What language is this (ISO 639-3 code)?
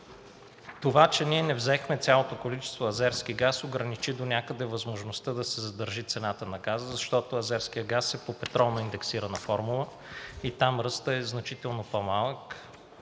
bul